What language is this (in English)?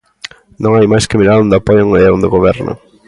Galician